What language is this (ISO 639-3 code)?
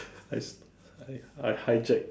eng